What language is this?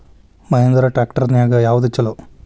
Kannada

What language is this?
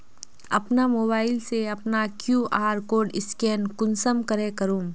Magahi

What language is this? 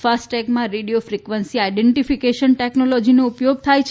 Gujarati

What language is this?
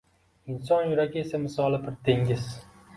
Uzbek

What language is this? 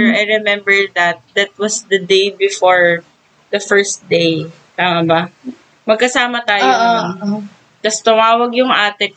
Filipino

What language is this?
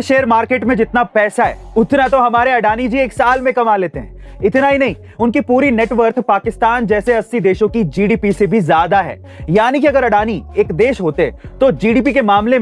Hindi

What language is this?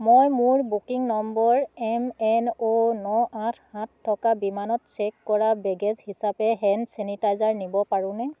Assamese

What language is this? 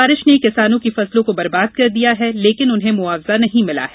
Hindi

